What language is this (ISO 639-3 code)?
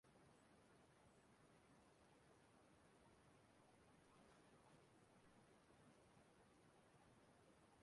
ibo